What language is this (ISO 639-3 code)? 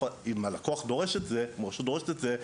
heb